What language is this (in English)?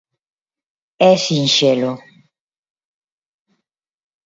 Galician